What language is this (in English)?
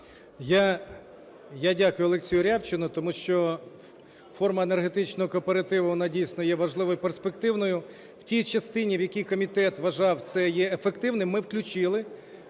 Ukrainian